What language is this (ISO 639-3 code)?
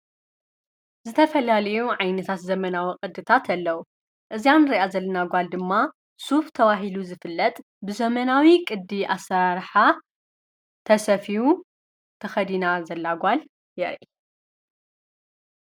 tir